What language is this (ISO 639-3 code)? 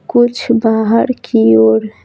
hin